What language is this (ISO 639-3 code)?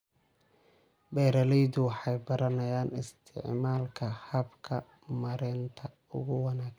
som